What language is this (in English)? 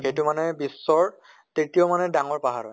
Assamese